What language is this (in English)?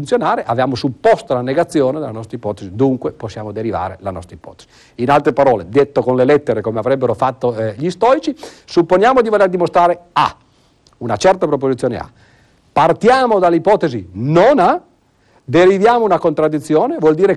Italian